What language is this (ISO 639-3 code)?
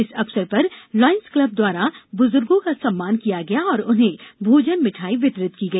hin